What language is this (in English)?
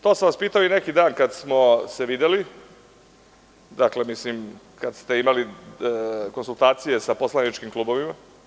Serbian